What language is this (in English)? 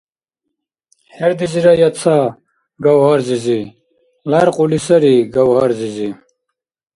Dargwa